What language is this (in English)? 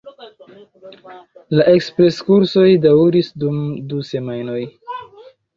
Esperanto